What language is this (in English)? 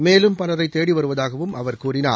Tamil